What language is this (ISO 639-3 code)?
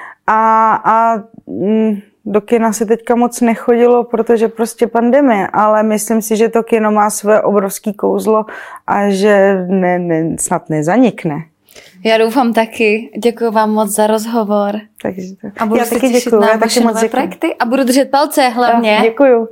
ces